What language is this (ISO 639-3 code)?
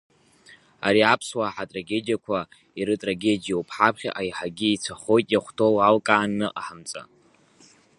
abk